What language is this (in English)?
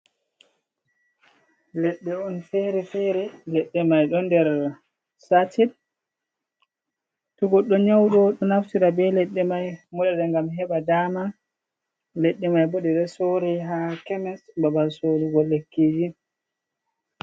Fula